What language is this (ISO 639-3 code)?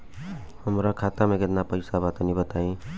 bho